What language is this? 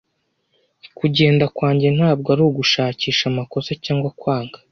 Kinyarwanda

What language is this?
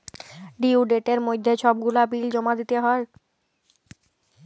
Bangla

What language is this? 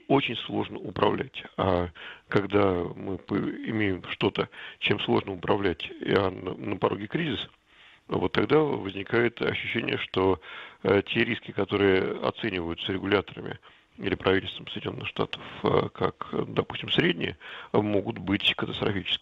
Russian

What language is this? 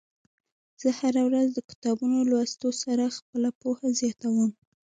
Pashto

